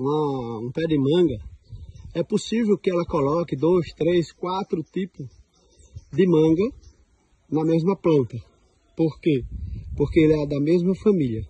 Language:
Portuguese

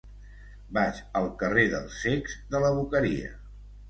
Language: Catalan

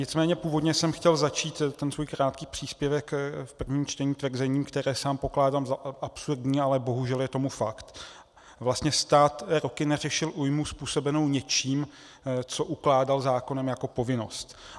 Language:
Czech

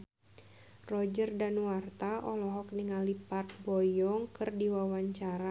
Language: Sundanese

